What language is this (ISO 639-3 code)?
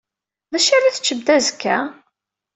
kab